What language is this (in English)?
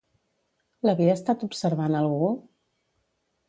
Catalan